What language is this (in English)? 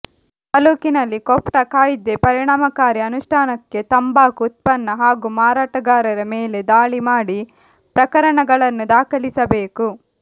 Kannada